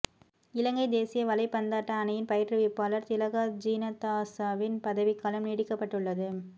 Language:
Tamil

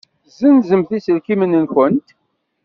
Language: Kabyle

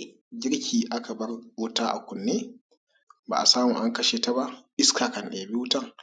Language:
Hausa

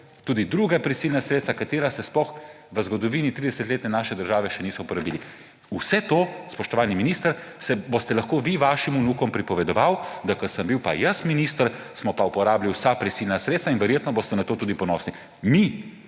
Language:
Slovenian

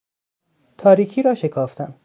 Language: Persian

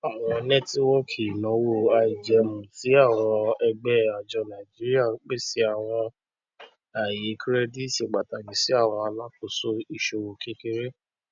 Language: Yoruba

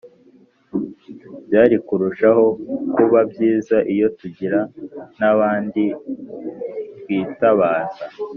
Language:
Kinyarwanda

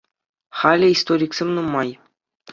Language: Chuvash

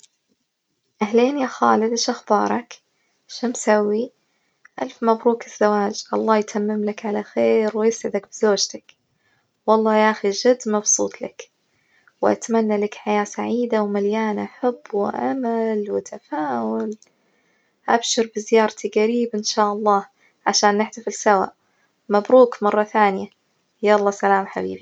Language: Najdi Arabic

